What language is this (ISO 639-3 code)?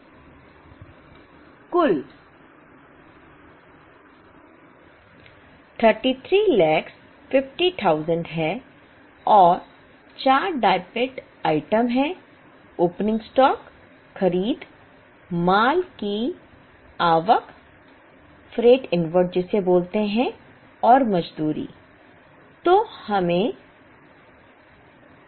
hin